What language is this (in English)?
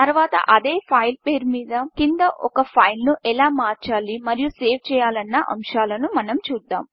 Telugu